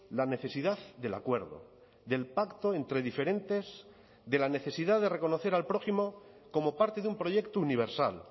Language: Spanish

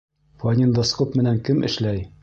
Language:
Bashkir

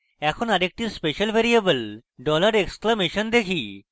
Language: Bangla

